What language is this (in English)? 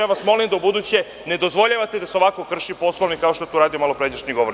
Serbian